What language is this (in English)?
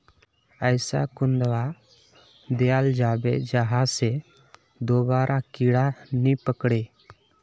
Magahi